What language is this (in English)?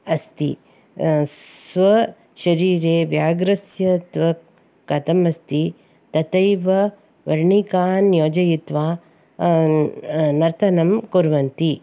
Sanskrit